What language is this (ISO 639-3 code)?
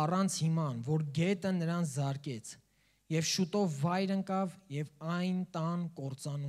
ron